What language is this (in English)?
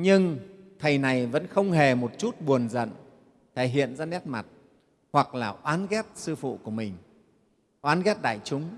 Vietnamese